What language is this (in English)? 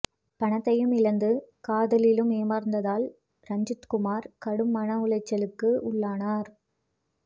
Tamil